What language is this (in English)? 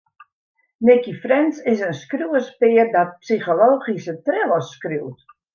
Western Frisian